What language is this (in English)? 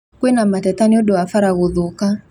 Kikuyu